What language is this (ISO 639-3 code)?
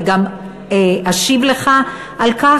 heb